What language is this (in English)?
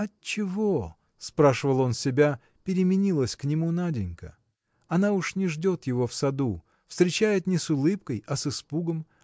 Russian